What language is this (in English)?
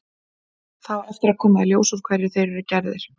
Icelandic